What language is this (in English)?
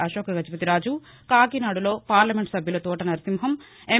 Telugu